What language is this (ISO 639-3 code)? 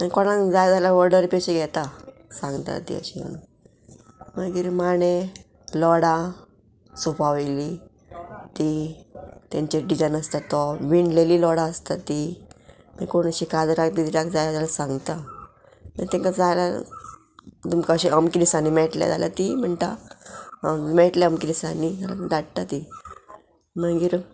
kok